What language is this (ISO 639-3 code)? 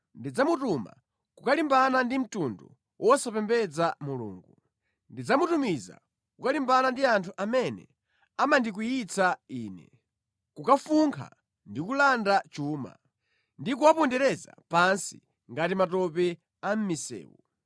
nya